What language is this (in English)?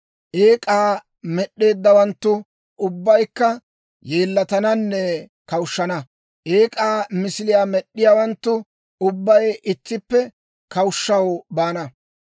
Dawro